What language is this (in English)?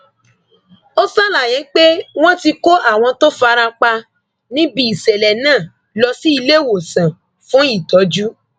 Yoruba